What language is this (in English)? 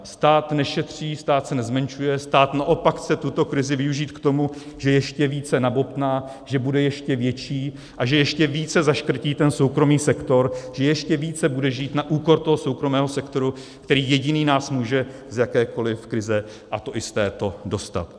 Czech